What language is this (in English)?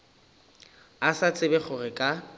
Northern Sotho